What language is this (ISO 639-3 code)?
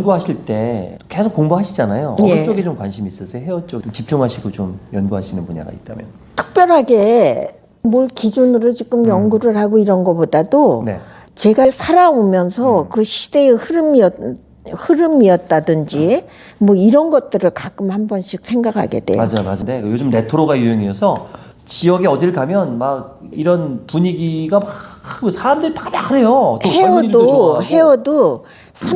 kor